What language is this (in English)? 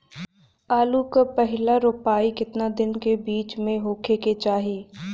Bhojpuri